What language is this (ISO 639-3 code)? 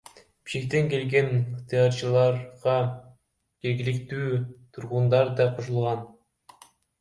kir